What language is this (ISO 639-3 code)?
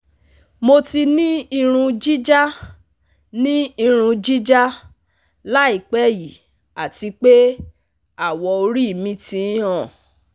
yor